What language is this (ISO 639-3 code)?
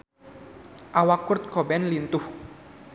sun